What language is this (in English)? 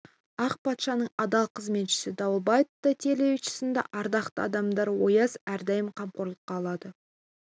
Kazakh